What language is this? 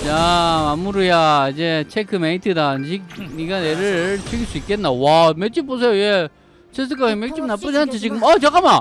Korean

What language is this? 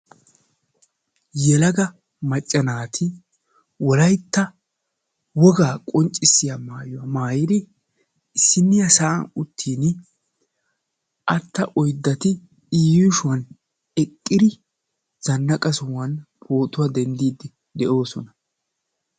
Wolaytta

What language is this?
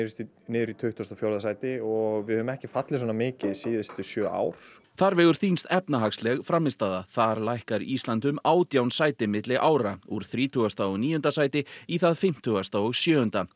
Icelandic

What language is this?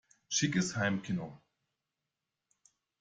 German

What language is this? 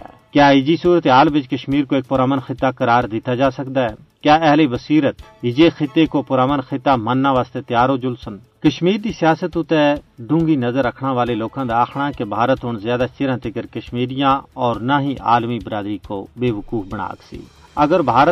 Urdu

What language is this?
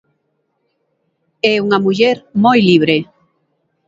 Galician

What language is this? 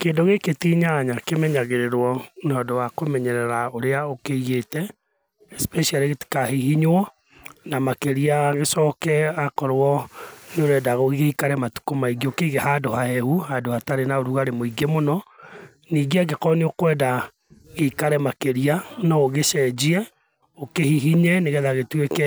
Kikuyu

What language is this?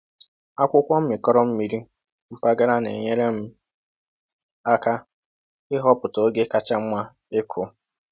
Igbo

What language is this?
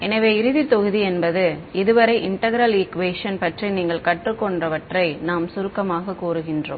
Tamil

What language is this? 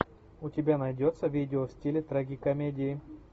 Russian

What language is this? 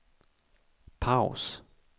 Swedish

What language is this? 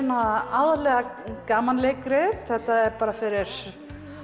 Icelandic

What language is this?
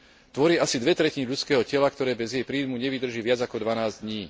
Slovak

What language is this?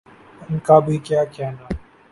Urdu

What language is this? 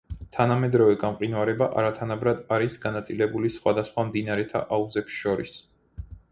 Georgian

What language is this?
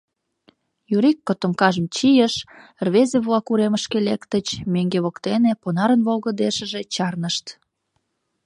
Mari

